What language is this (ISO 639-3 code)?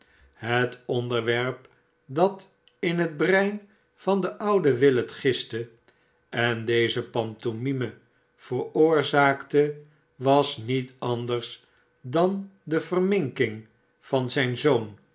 nld